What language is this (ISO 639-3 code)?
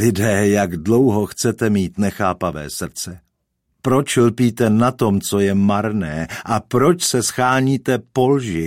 ces